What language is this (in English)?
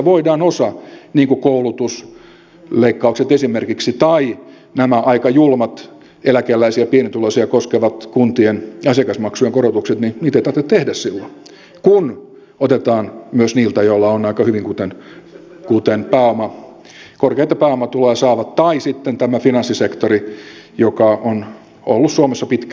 Finnish